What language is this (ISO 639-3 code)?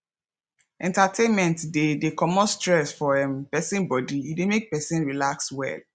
pcm